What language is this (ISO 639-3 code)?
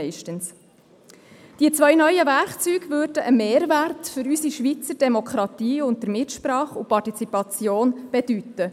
gsw